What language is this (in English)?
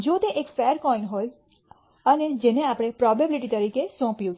Gujarati